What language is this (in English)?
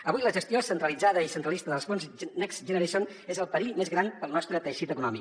Catalan